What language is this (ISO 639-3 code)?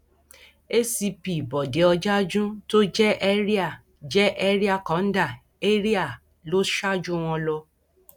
yor